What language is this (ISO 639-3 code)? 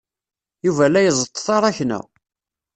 kab